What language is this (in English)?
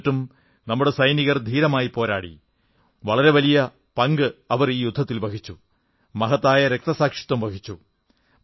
Malayalam